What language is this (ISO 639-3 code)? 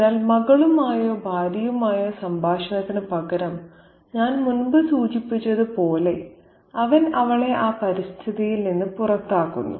mal